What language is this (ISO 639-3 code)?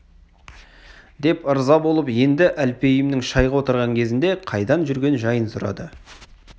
kaz